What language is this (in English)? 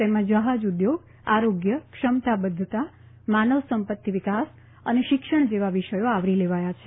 Gujarati